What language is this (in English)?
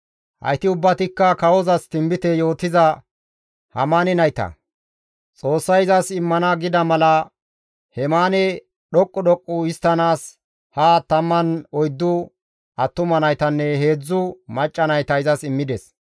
Gamo